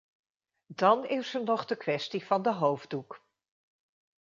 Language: Dutch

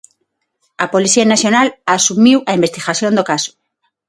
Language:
Galician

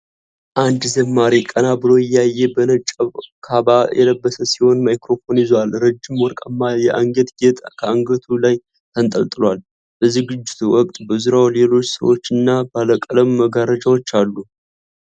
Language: Amharic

